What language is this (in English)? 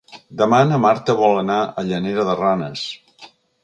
Catalan